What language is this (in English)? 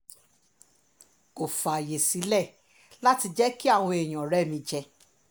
Yoruba